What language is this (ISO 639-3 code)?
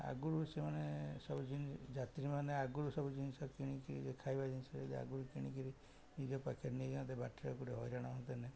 ori